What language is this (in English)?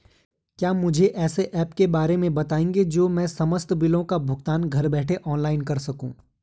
Hindi